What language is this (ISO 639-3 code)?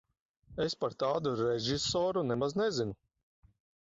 lav